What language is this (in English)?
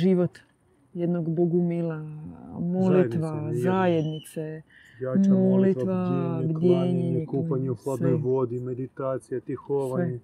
Croatian